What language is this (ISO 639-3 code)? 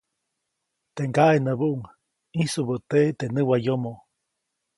zoc